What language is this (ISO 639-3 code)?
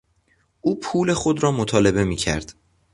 fas